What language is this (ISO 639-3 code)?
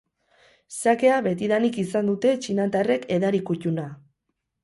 eus